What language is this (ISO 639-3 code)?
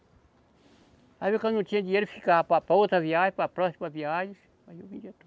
por